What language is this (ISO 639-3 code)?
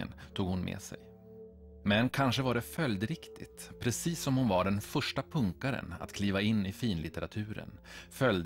swe